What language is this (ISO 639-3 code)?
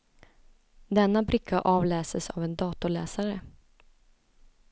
swe